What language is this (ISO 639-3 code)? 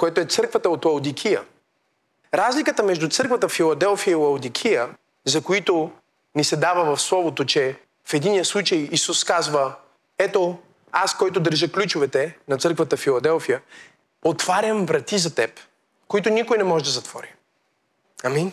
bul